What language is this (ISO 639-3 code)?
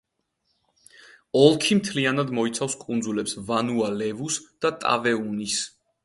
kat